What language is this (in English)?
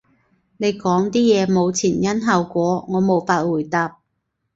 Cantonese